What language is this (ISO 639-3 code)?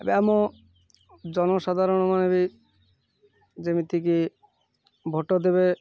ori